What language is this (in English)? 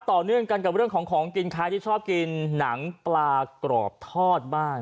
Thai